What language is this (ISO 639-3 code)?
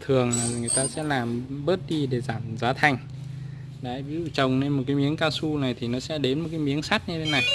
vie